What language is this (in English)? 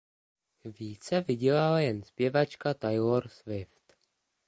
Czech